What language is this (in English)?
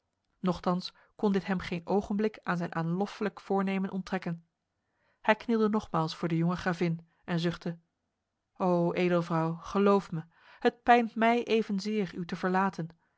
Dutch